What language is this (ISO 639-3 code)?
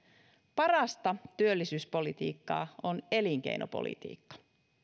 fin